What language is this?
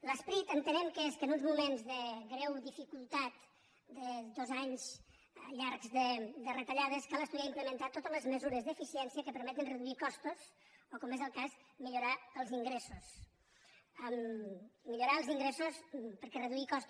Catalan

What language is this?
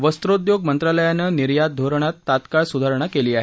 Marathi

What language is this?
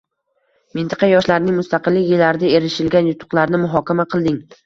Uzbek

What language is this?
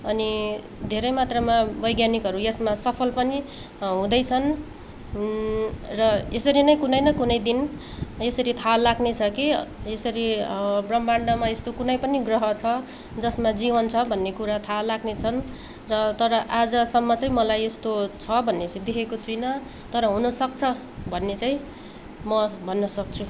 Nepali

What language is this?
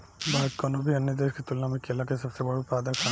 Bhojpuri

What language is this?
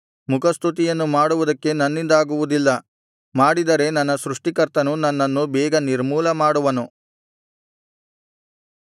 Kannada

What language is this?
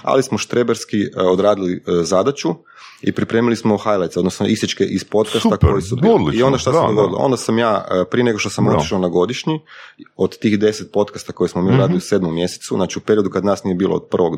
Croatian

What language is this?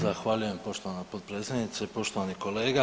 Croatian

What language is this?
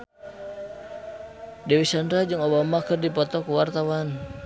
Sundanese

